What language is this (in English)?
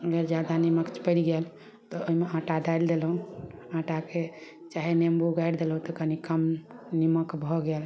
Maithili